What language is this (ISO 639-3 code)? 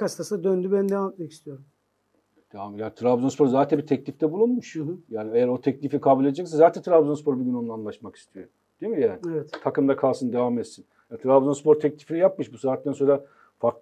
tur